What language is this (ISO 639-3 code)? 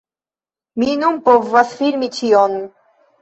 epo